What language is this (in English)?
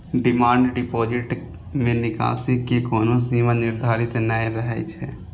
Maithili